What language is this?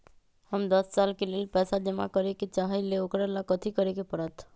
Magahi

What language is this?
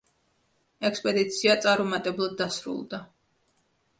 Georgian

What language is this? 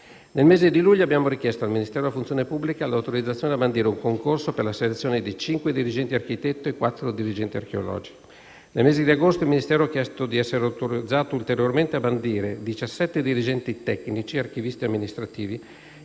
Italian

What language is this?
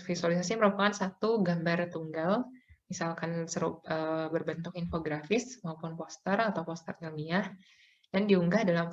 Indonesian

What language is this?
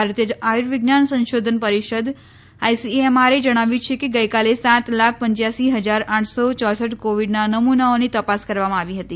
Gujarati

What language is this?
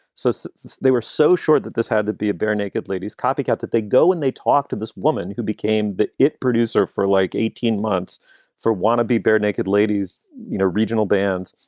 English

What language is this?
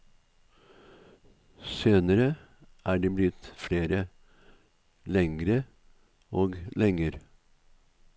Norwegian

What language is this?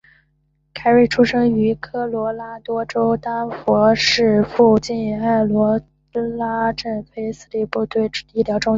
Chinese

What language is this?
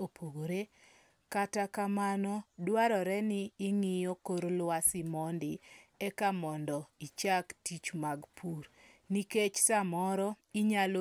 Luo (Kenya and Tanzania)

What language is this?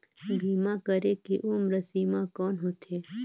Chhattisgarhi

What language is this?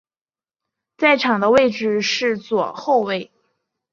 Chinese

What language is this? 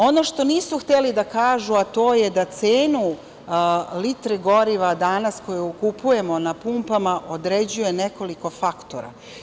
Serbian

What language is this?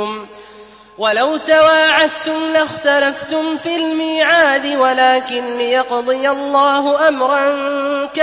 Arabic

